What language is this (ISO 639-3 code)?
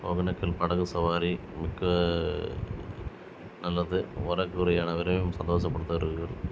tam